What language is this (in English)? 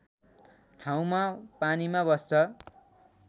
Nepali